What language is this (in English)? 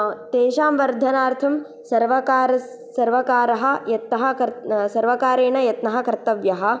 Sanskrit